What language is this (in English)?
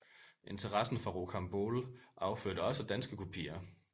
Danish